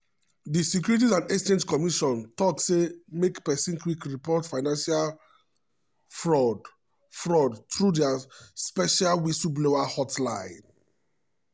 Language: Nigerian Pidgin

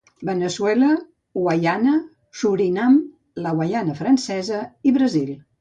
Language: Catalan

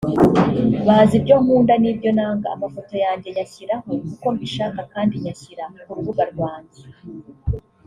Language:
Kinyarwanda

